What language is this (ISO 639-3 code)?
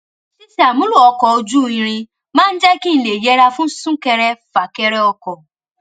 yor